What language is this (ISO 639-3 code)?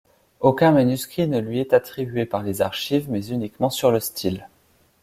fra